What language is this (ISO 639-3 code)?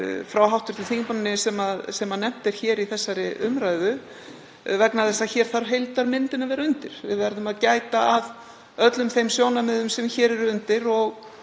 isl